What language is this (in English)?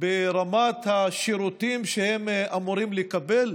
Hebrew